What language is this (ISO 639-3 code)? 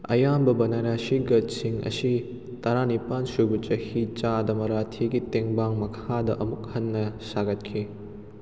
mni